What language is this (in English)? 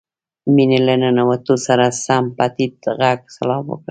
Pashto